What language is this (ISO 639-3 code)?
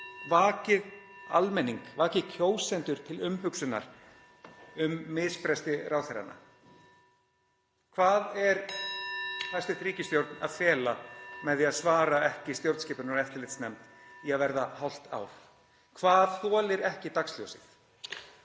isl